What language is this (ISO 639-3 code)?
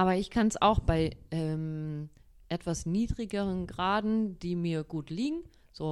deu